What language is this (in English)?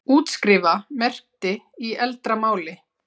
Icelandic